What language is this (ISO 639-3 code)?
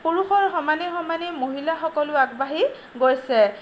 asm